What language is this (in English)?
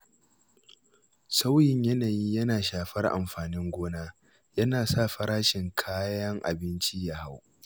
Hausa